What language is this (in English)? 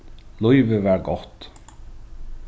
Faroese